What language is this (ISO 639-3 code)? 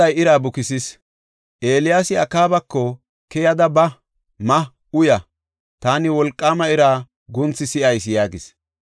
gof